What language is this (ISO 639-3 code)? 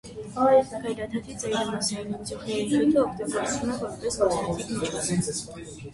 hye